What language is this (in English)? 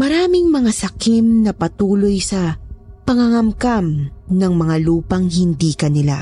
Filipino